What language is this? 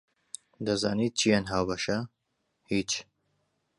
Central Kurdish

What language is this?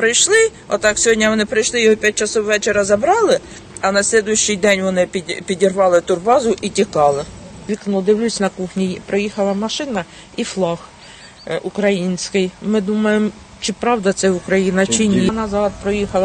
Ukrainian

